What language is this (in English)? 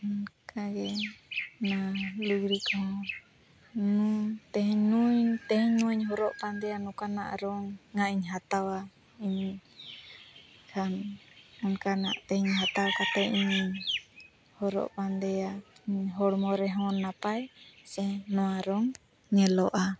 Santali